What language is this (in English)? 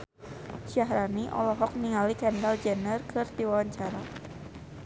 Sundanese